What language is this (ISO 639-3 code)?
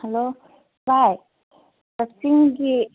mni